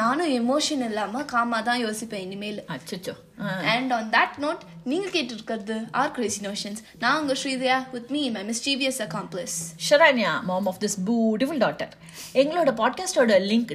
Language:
Tamil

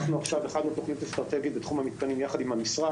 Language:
Hebrew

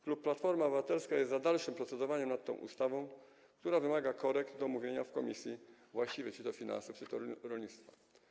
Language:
Polish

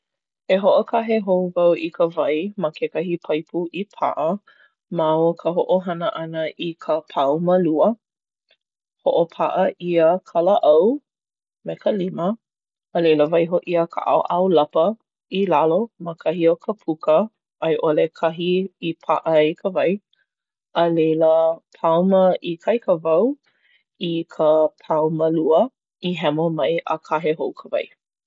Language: Hawaiian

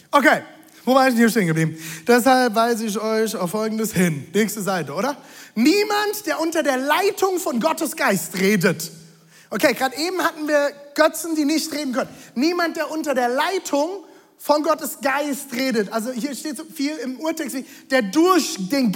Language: German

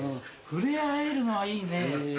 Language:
Japanese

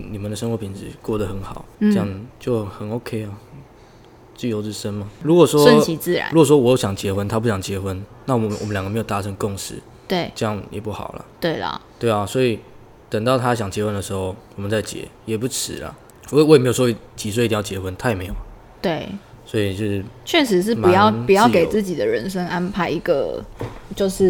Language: Chinese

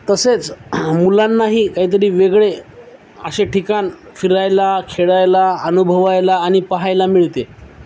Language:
Marathi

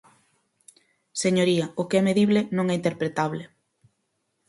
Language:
Galician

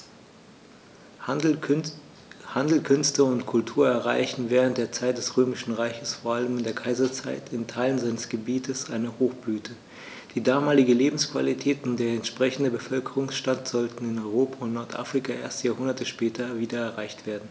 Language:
German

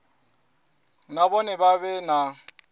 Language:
Venda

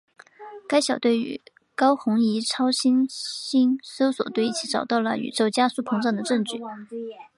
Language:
Chinese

